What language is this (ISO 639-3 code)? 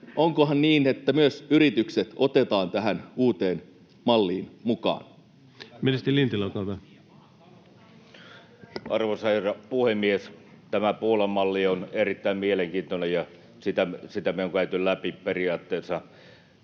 fin